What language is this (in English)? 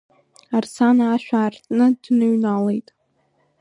Abkhazian